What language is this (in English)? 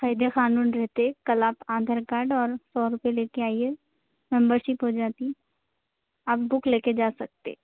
Urdu